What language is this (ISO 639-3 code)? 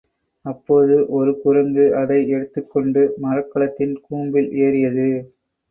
tam